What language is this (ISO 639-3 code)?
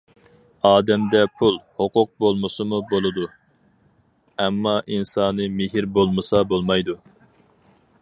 uig